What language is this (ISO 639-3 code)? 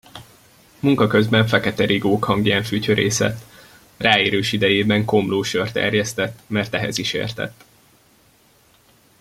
hun